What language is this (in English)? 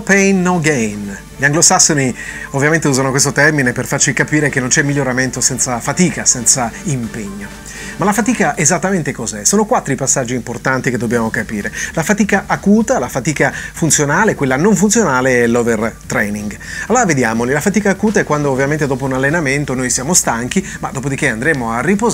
Italian